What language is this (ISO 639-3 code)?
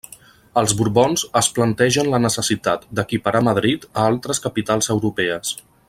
cat